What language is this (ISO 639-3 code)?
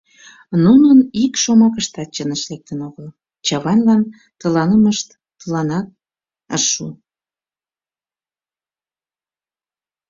chm